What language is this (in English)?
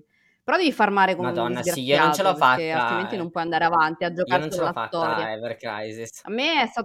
Italian